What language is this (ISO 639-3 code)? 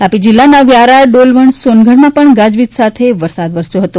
guj